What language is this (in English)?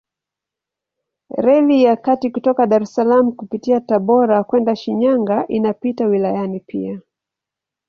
Swahili